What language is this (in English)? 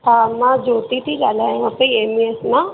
Sindhi